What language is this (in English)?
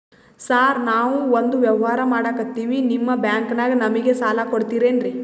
Kannada